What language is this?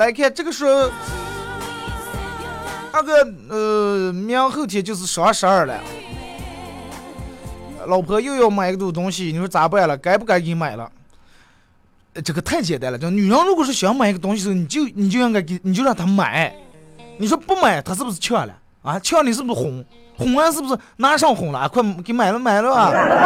Chinese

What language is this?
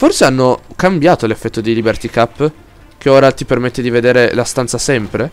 Italian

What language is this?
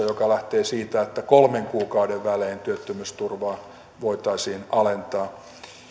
Finnish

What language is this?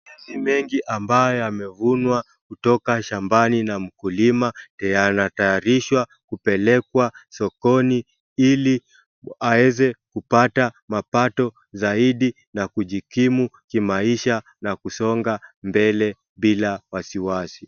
Swahili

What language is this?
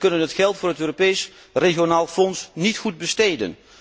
Dutch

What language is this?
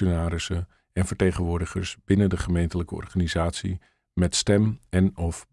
Dutch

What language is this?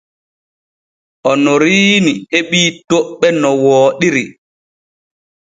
Borgu Fulfulde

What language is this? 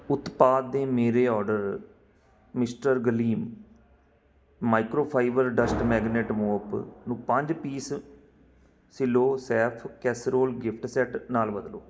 Punjabi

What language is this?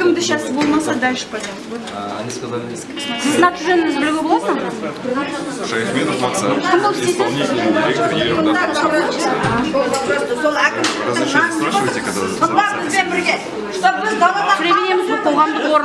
Russian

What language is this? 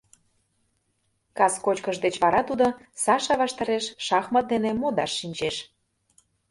Mari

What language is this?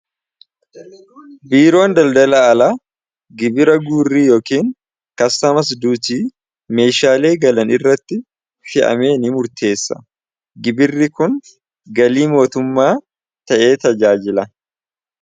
Oromo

